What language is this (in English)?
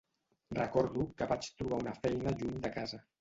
Catalan